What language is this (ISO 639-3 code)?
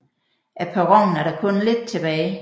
dan